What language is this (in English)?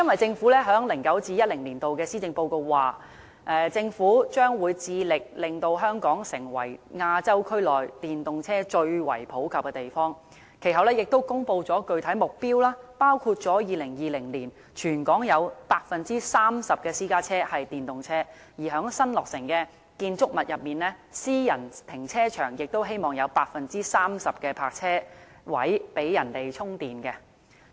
Cantonese